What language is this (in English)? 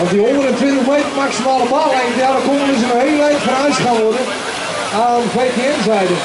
Dutch